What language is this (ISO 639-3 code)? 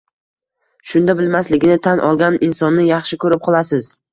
uzb